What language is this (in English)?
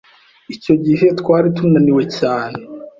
Kinyarwanda